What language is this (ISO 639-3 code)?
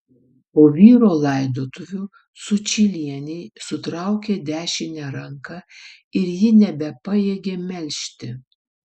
lit